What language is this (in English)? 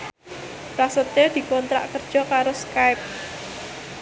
Javanese